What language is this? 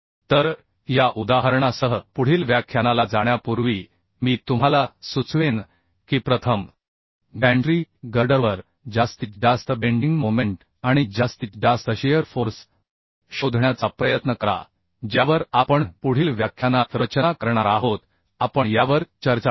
Marathi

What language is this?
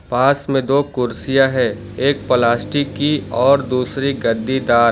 Hindi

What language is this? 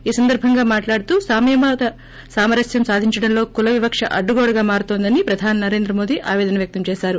Telugu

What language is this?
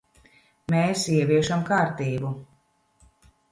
Latvian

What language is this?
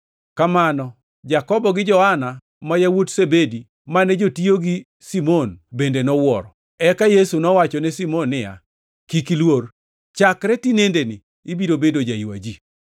Luo (Kenya and Tanzania)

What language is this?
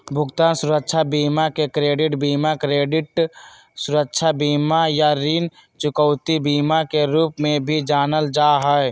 Magahi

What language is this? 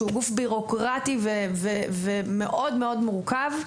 Hebrew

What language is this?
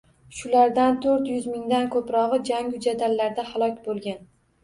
Uzbek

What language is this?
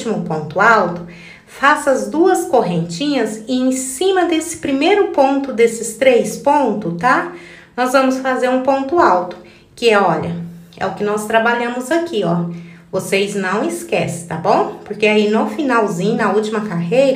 Portuguese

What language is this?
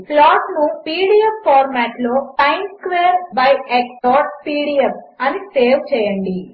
Telugu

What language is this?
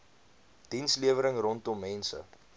Afrikaans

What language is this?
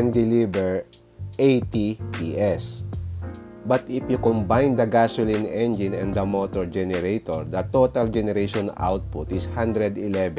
Filipino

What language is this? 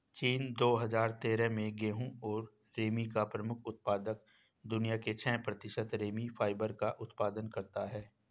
Hindi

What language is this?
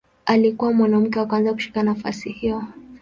Swahili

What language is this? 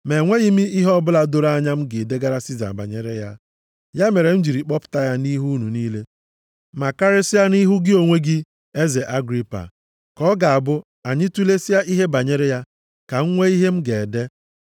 Igbo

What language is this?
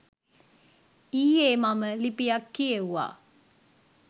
Sinhala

